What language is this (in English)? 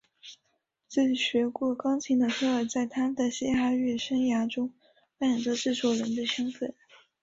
Chinese